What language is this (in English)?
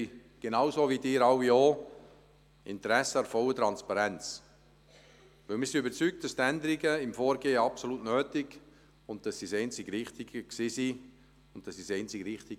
Swiss German